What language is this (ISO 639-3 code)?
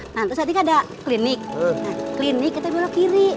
ind